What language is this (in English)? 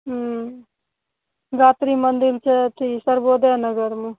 Maithili